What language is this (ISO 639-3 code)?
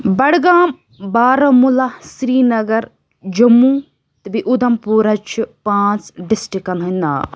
kas